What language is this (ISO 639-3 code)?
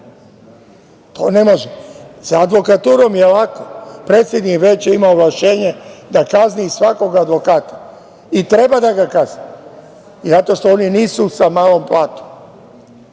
srp